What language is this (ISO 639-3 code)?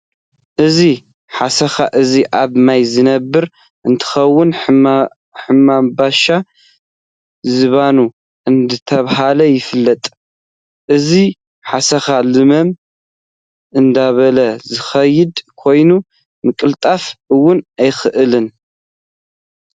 tir